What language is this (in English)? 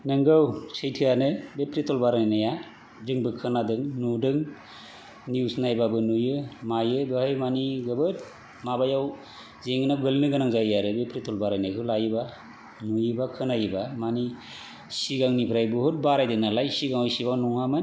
Bodo